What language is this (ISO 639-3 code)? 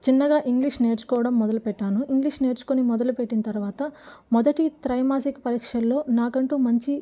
tel